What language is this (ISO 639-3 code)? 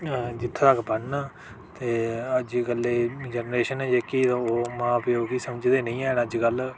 doi